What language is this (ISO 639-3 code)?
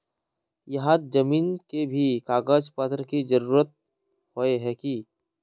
mag